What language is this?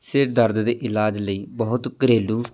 Punjabi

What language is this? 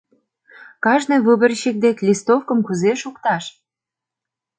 Mari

